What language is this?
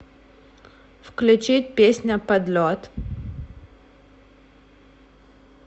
Russian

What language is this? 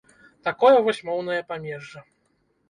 Belarusian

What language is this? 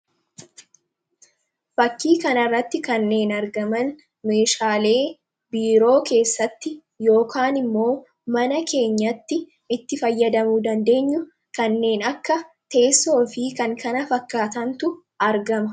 Oromo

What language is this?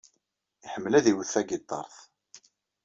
Kabyle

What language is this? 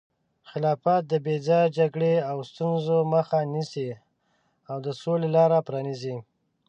Pashto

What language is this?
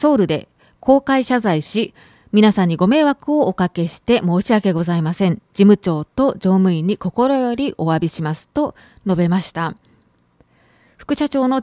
Japanese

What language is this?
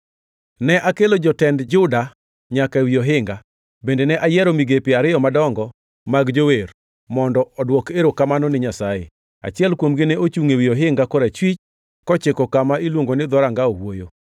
Luo (Kenya and Tanzania)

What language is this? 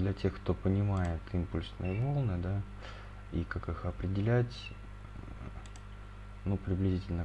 Russian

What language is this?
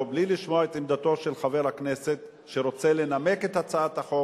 Hebrew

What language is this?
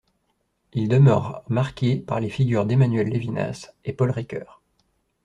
French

